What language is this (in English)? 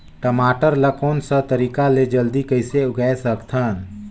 Chhattisgarhi